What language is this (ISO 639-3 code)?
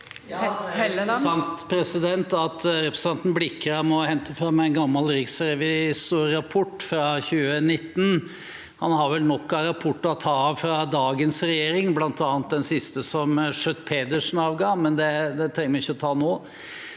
nor